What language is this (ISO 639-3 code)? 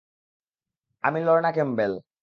ben